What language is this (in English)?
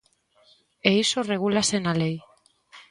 Galician